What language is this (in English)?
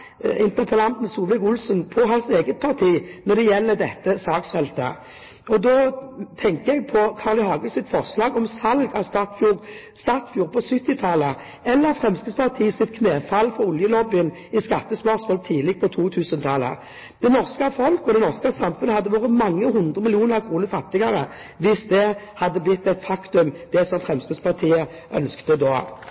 Norwegian Bokmål